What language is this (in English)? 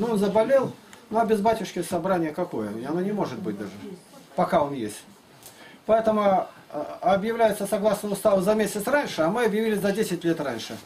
Russian